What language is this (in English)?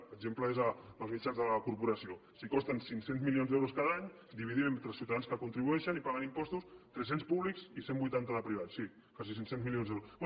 Catalan